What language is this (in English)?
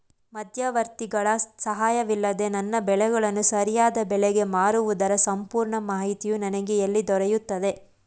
Kannada